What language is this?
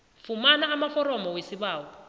South Ndebele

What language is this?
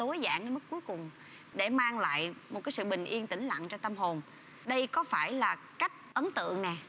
Vietnamese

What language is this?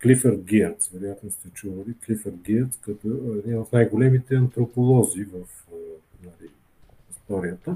Bulgarian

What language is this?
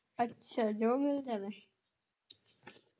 Punjabi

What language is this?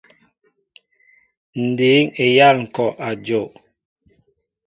Mbo (Cameroon)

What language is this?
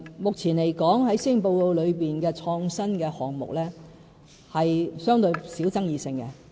Cantonese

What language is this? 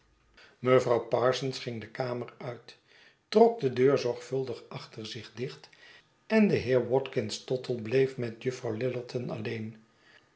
Dutch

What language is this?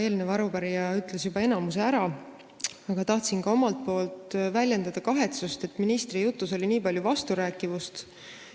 Estonian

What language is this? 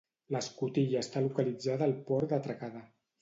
Catalan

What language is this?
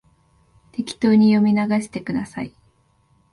Japanese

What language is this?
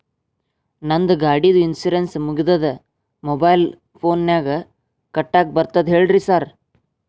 Kannada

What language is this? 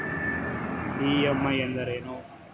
Kannada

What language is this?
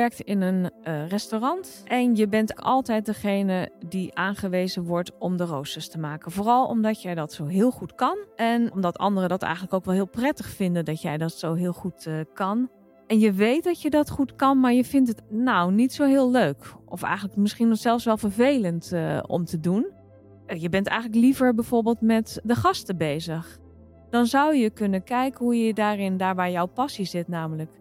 Dutch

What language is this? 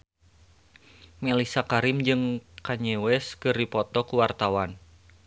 Sundanese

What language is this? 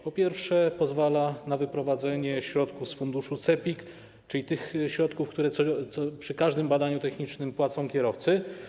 Polish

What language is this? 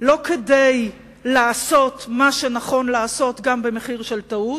Hebrew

